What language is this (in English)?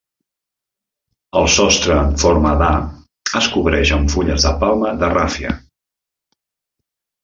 Catalan